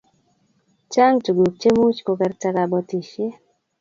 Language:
Kalenjin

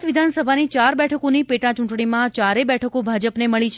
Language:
Gujarati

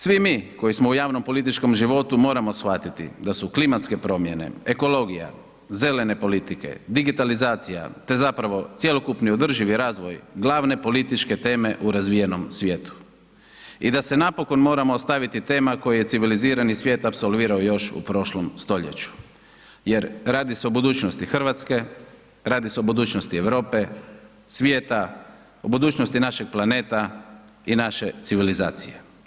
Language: Croatian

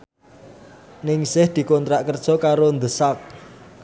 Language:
Javanese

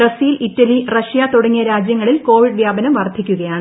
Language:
Malayalam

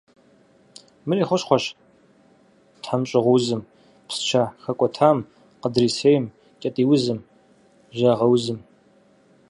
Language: Kabardian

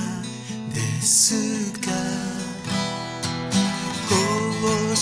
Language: Korean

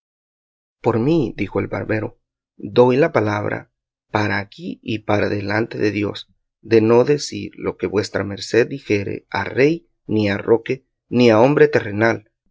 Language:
Spanish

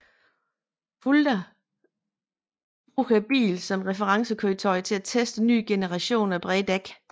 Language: Danish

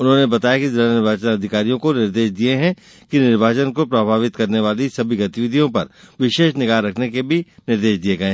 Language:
Hindi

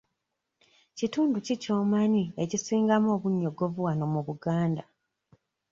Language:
Ganda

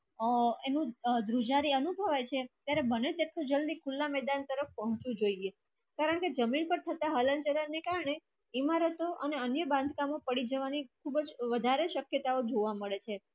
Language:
Gujarati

